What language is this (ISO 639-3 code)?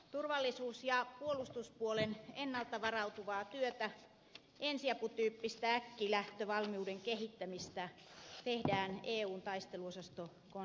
fin